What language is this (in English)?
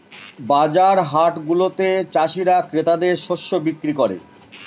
Bangla